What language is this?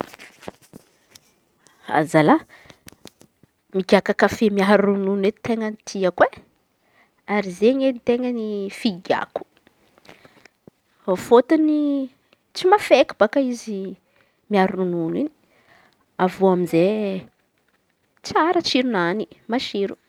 Antankarana Malagasy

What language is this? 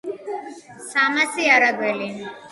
Georgian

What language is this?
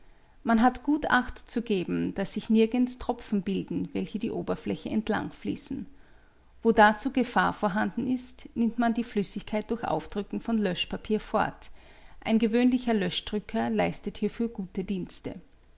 German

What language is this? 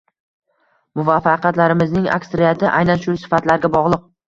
Uzbek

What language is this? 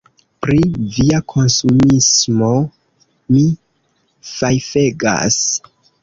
Esperanto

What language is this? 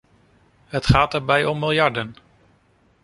Dutch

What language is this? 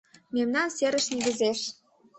Mari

